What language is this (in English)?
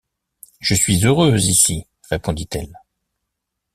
French